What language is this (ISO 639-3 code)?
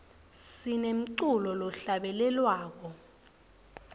ssw